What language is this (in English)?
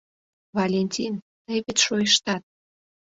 Mari